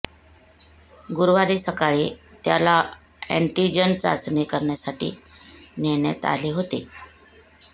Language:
Marathi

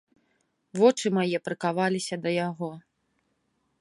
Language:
Belarusian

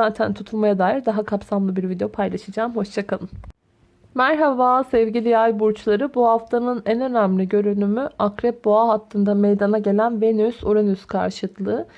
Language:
Turkish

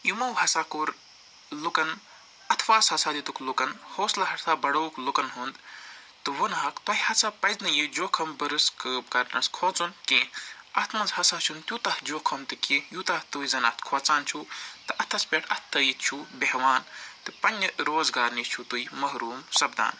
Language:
Kashmiri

